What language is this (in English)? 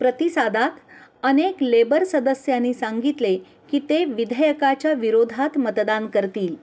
Marathi